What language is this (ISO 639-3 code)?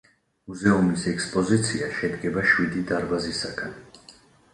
kat